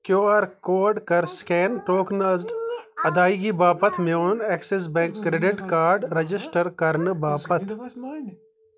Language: Kashmiri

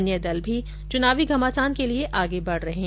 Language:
Hindi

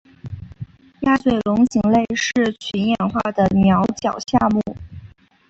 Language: Chinese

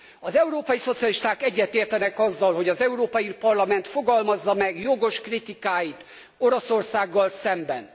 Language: Hungarian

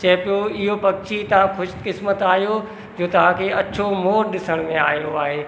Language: Sindhi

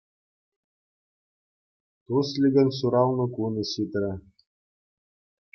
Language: Chuvash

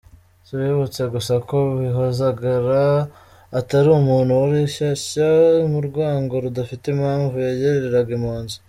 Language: Kinyarwanda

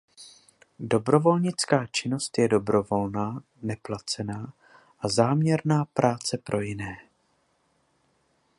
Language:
Czech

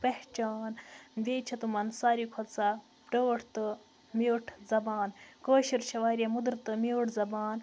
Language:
Kashmiri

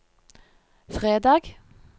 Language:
Norwegian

